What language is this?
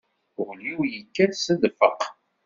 Kabyle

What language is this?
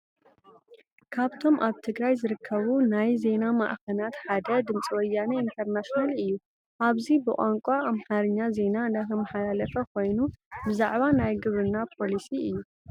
Tigrinya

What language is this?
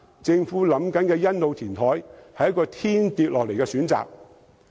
Cantonese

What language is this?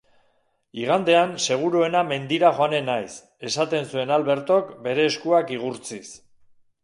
Basque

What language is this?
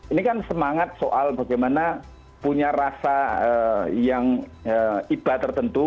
Indonesian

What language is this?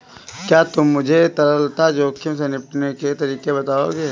Hindi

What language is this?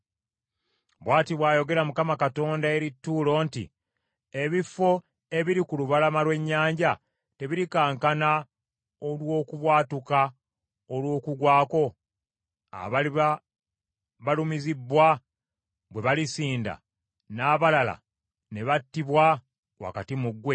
Ganda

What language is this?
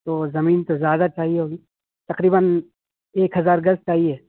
Urdu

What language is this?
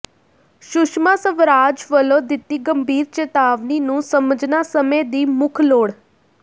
Punjabi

